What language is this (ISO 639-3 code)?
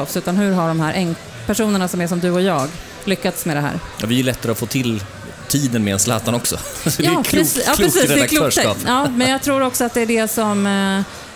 swe